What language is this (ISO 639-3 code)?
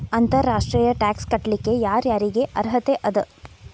kan